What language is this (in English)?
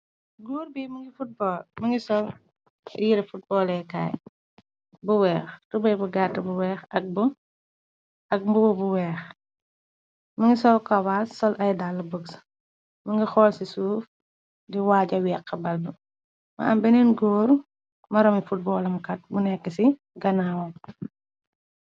Wolof